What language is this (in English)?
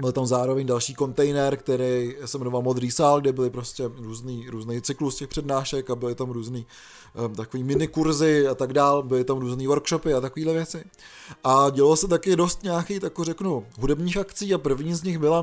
Czech